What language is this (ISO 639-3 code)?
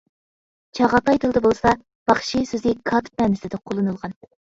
uig